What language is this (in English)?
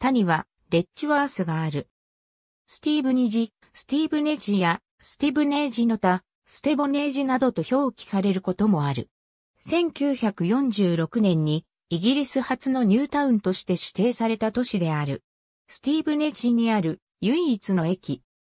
Japanese